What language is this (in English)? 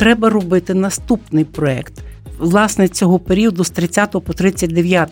Ukrainian